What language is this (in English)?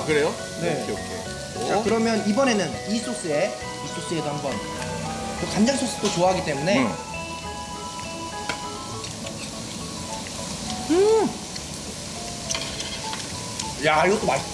Korean